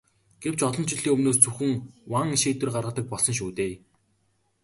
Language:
Mongolian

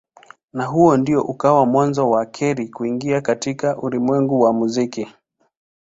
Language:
Swahili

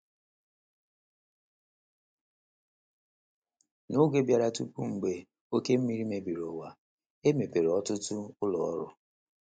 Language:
Igbo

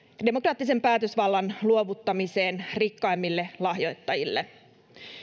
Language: Finnish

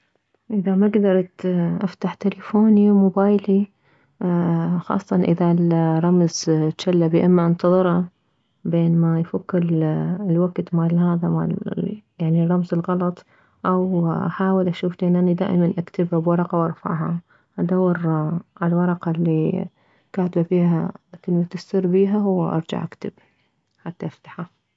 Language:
Mesopotamian Arabic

